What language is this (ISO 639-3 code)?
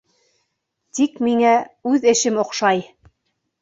bak